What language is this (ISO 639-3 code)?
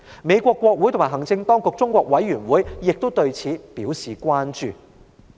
yue